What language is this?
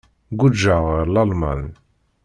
Kabyle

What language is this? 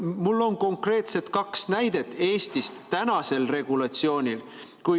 Estonian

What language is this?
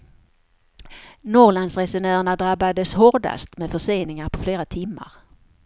Swedish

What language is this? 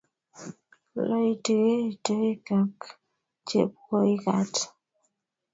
Kalenjin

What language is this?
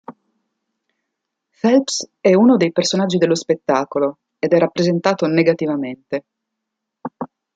Italian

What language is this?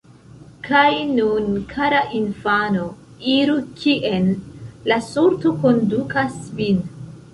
Esperanto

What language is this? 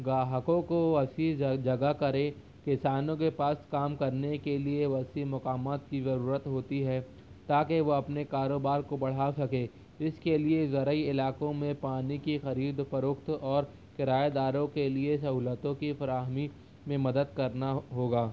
Urdu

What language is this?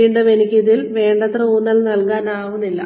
Malayalam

